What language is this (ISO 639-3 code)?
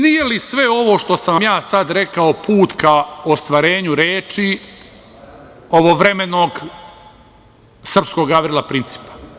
srp